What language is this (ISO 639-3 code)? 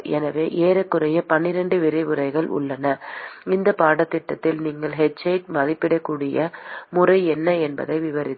tam